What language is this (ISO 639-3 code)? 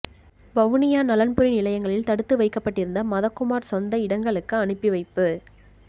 tam